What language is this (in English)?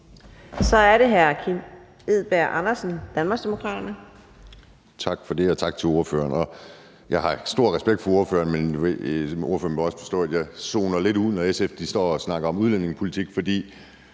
Danish